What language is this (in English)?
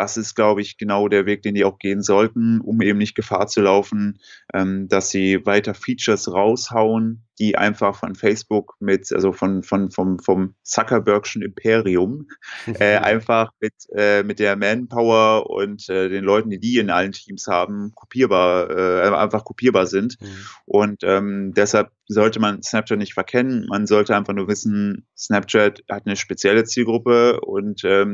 German